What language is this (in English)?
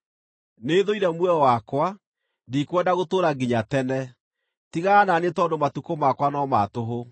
Kikuyu